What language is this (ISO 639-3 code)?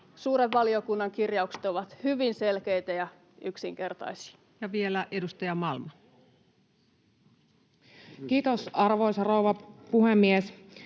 fin